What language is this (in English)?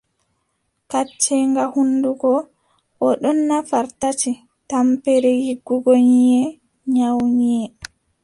Adamawa Fulfulde